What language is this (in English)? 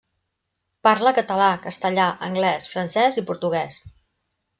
Catalan